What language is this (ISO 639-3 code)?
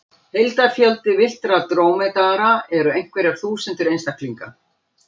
isl